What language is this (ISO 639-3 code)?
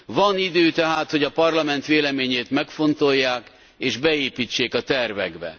hun